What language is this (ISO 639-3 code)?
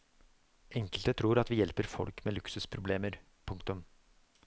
nor